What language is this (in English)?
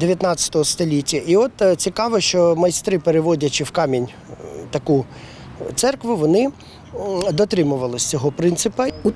Ukrainian